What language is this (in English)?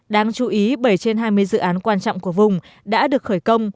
Vietnamese